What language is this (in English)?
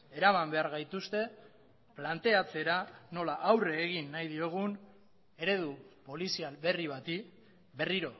Basque